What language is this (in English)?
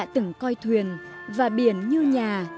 Vietnamese